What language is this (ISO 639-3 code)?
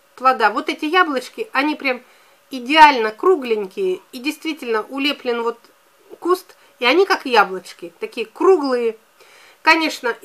rus